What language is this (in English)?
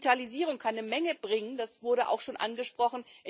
German